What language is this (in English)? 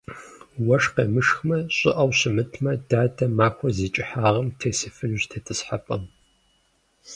Kabardian